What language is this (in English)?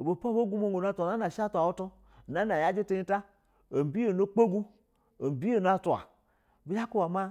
Basa (Nigeria)